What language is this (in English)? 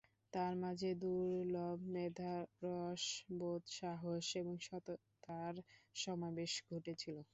Bangla